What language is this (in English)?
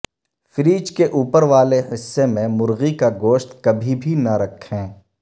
Urdu